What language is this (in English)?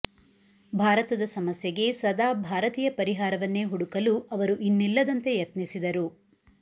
Kannada